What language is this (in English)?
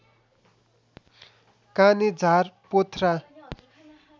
Nepali